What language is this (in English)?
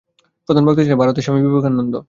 Bangla